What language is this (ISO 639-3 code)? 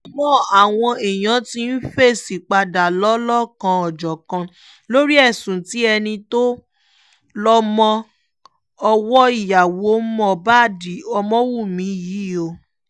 yor